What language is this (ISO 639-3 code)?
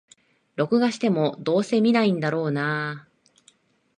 jpn